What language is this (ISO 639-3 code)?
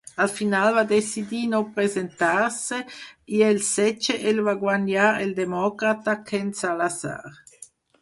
cat